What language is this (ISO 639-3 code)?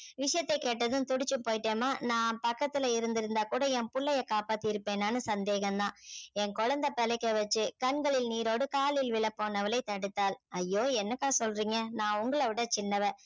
tam